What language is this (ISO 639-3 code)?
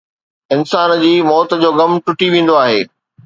snd